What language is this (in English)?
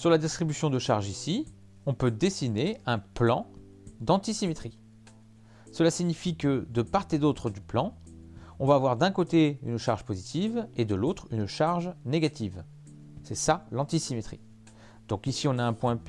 French